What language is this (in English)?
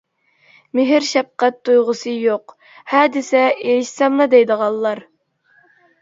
Uyghur